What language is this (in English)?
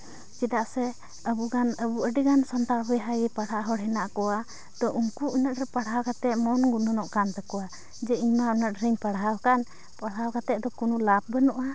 Santali